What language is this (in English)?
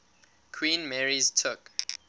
English